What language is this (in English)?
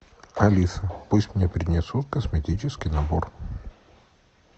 Russian